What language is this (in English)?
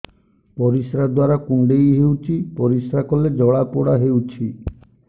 Odia